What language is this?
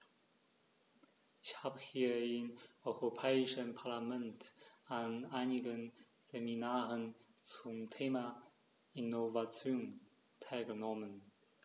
German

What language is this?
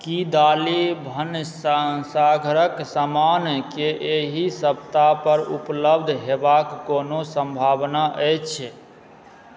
Maithili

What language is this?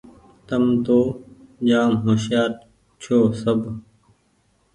Goaria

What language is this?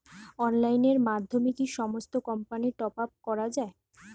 Bangla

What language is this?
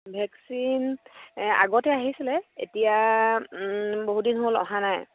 Assamese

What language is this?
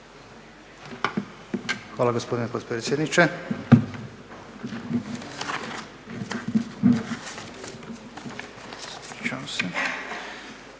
Croatian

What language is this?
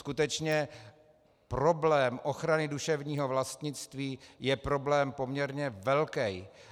Czech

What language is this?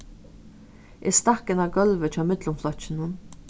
Faroese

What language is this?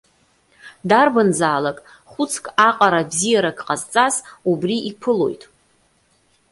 Abkhazian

